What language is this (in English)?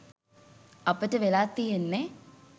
Sinhala